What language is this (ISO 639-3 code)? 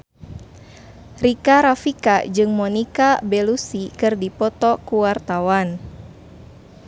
sun